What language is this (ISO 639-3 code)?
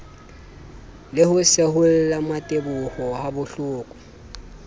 sot